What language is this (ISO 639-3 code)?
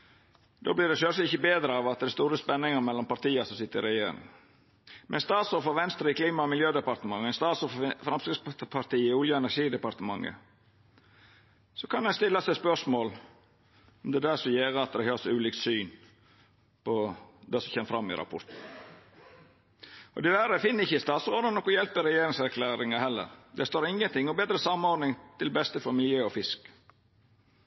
nno